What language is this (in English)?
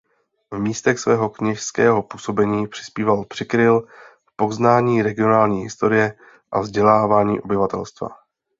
Czech